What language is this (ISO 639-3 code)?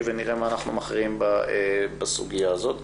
heb